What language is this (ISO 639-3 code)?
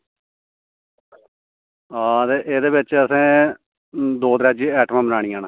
doi